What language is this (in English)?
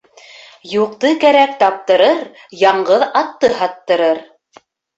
Bashkir